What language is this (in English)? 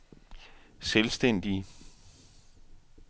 Danish